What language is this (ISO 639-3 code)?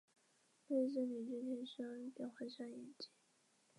zho